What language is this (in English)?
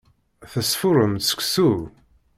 Kabyle